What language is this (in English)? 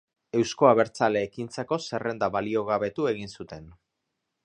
Basque